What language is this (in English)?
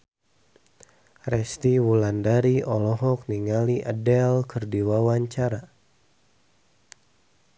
Sundanese